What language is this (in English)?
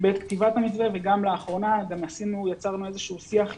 Hebrew